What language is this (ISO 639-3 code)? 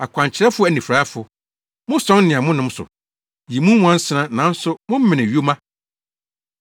aka